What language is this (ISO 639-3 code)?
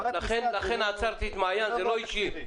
heb